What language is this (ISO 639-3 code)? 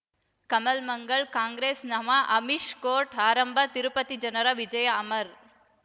kan